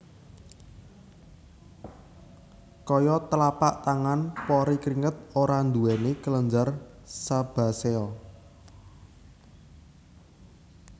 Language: Javanese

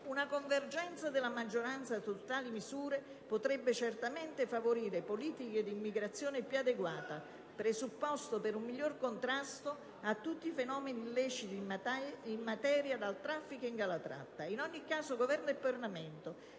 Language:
Italian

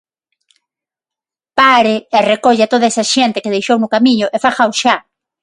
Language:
Galician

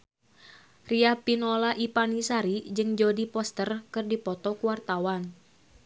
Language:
Sundanese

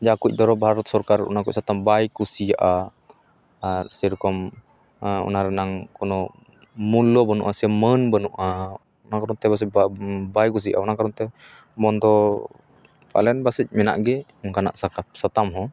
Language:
Santali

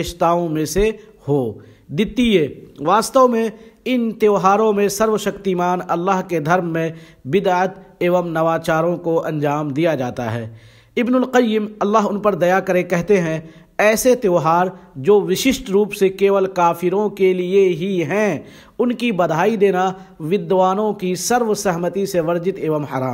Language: Hindi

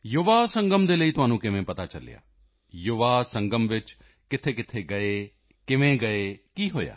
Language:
Punjabi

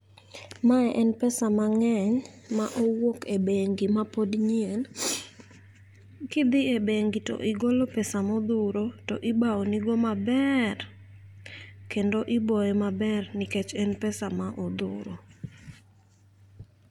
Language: Luo (Kenya and Tanzania)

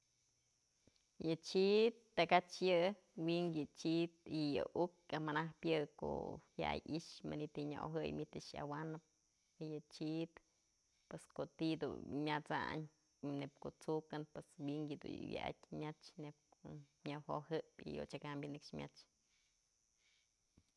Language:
Mazatlán Mixe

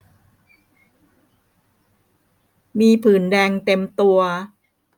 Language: Thai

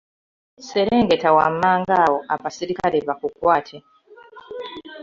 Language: Ganda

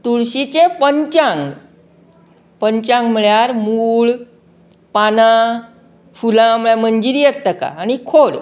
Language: Konkani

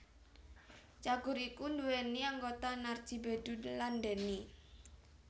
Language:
Javanese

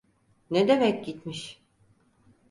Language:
Turkish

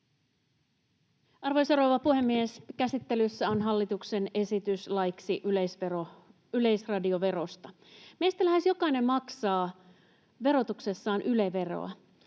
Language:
Finnish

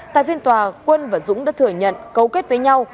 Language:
Vietnamese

